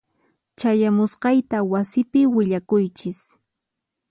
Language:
Puno Quechua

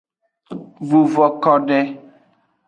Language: Aja (Benin)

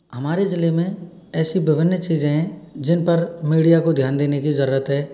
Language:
Hindi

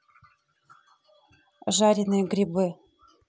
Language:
Russian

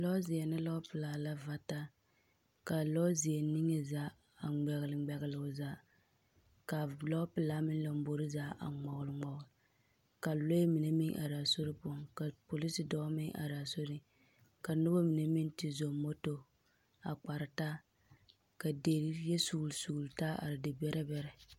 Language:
Southern Dagaare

